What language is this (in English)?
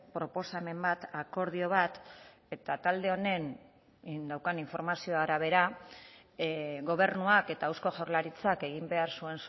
Basque